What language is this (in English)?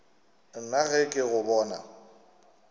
Northern Sotho